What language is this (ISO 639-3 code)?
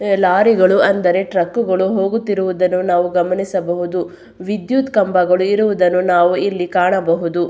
kan